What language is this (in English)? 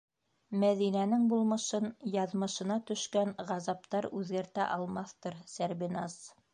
Bashkir